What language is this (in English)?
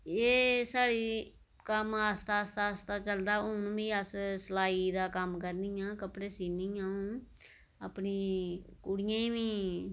Dogri